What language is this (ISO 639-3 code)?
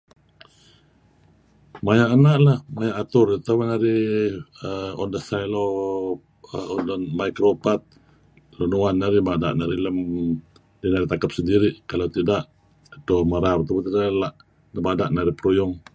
kzi